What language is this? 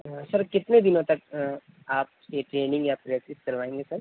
Urdu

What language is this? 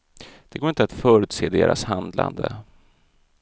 Swedish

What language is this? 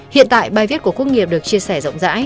Vietnamese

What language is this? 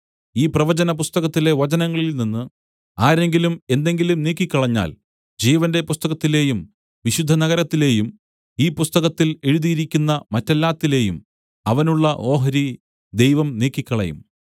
Malayalam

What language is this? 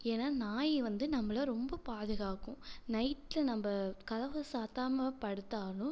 Tamil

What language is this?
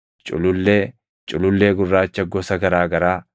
Oromo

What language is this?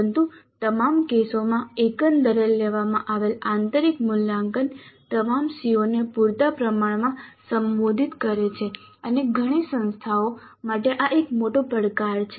Gujarati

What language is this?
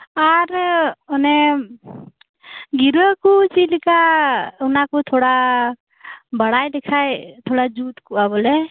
Santali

